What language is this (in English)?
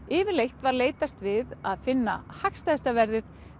Icelandic